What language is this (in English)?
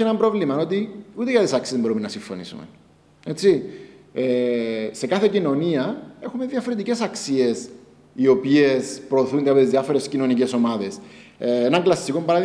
Greek